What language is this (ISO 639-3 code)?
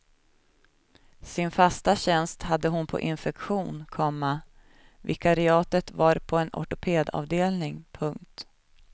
swe